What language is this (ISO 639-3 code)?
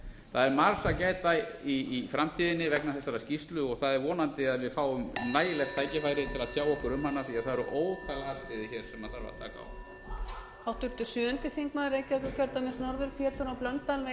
isl